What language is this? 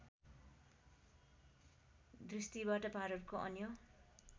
Nepali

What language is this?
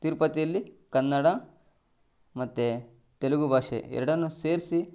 Kannada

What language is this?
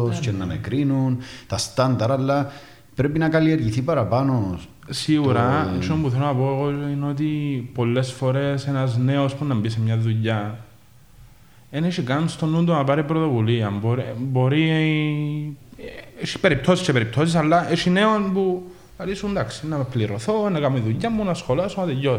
Greek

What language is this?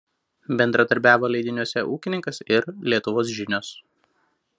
Lithuanian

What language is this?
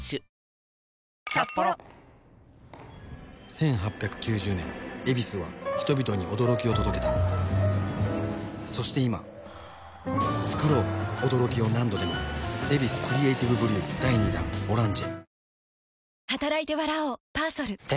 Japanese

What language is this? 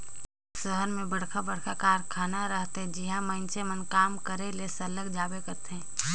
Chhattisgarhi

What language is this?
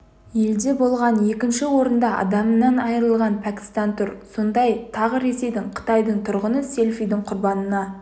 Kazakh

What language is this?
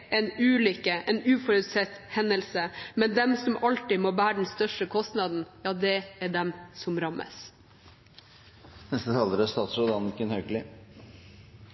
Norwegian Bokmål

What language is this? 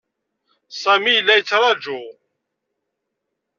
Kabyle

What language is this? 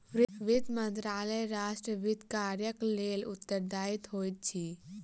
Maithili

